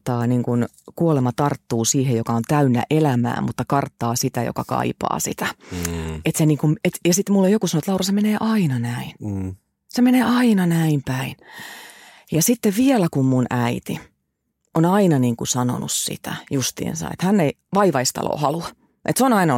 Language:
Finnish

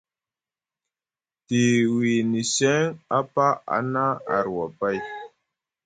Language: Musgu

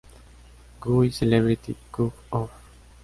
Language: Spanish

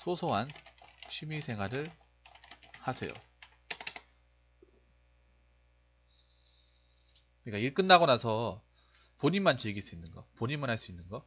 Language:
Korean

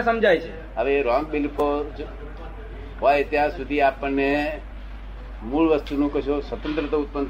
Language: Gujarati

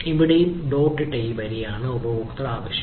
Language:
Malayalam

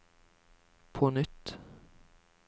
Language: Norwegian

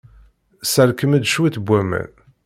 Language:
Kabyle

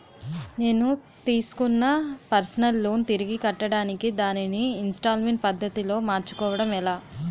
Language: Telugu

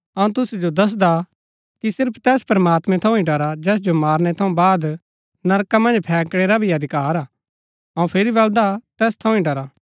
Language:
Gaddi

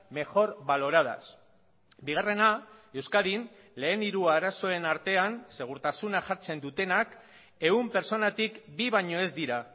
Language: Basque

